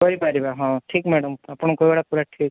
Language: Odia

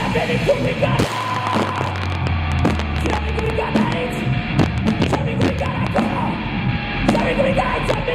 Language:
Romanian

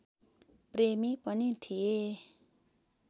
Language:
Nepali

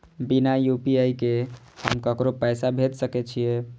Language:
Maithili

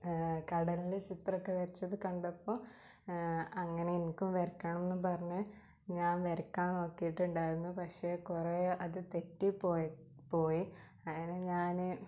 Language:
Malayalam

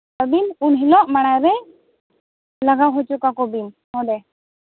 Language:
Santali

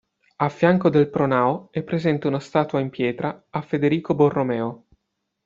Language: Italian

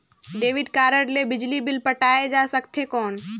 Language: Chhattisgarhi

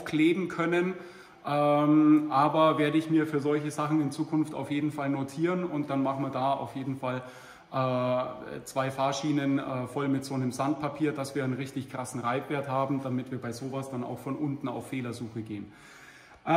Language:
German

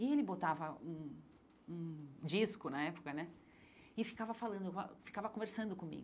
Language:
Portuguese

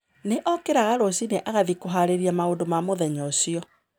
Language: Kikuyu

